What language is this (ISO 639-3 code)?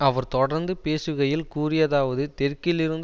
tam